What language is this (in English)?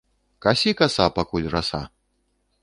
Belarusian